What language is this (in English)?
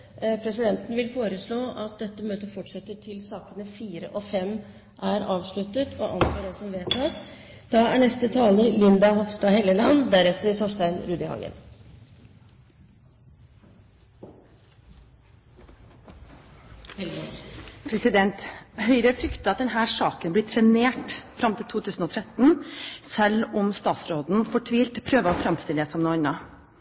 Norwegian Bokmål